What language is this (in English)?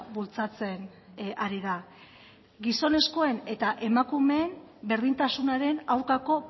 Basque